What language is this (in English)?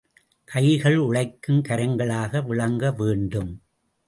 Tamil